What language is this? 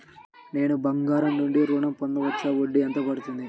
Telugu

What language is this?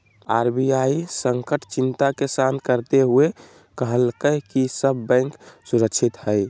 Magahi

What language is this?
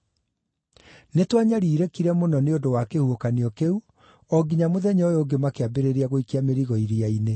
Kikuyu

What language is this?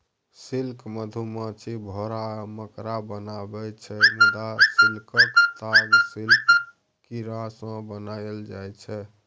Maithili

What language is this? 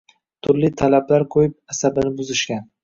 Uzbek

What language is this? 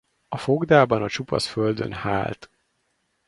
Hungarian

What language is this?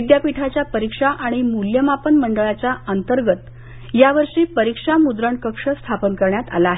Marathi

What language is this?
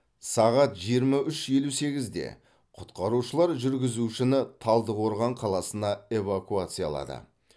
Kazakh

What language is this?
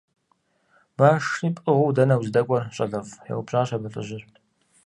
Kabardian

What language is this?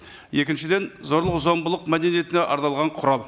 Kazakh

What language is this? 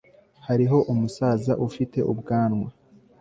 Kinyarwanda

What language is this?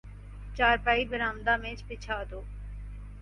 Urdu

